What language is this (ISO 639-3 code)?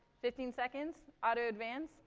eng